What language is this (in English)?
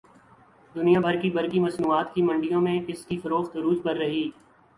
Urdu